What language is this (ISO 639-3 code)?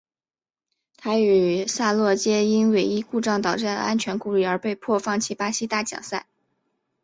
zho